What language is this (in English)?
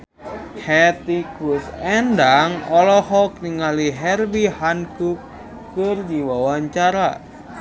Sundanese